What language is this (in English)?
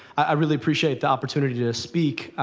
English